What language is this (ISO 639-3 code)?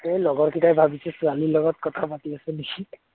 asm